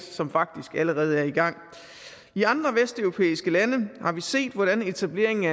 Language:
Danish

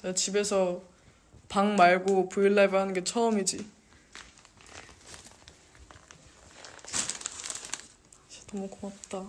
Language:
Korean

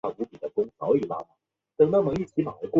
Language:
Chinese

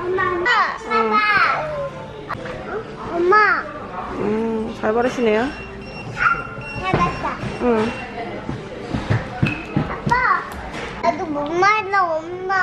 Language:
Korean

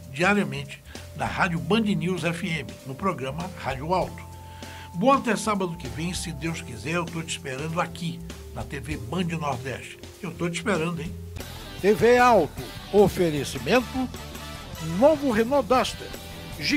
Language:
Portuguese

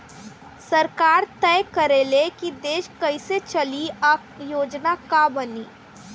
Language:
Bhojpuri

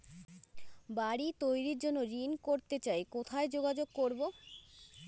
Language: Bangla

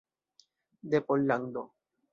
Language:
Esperanto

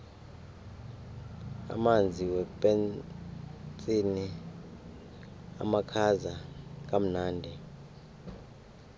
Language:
South Ndebele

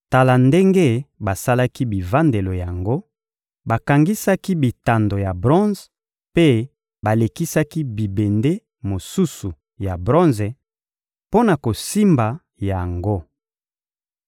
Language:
Lingala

